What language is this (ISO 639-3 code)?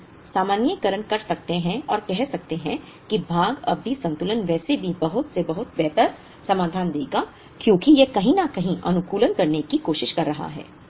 hin